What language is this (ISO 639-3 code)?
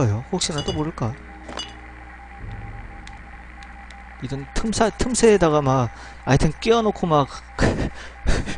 kor